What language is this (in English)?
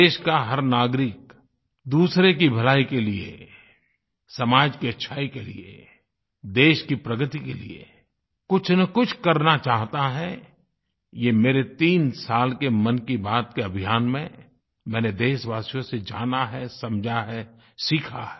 Hindi